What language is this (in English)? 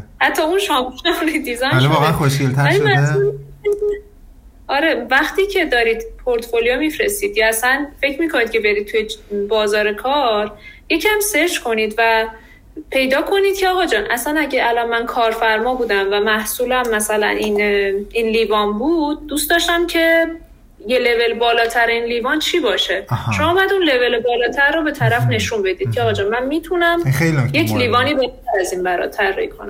Persian